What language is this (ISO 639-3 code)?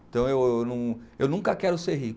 por